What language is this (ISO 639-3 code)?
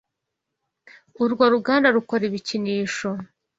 kin